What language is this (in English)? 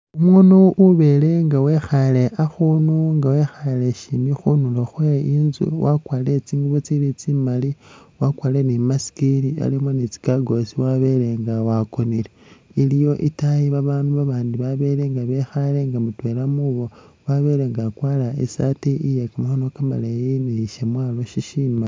Masaaba